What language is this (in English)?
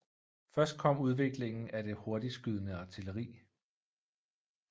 Danish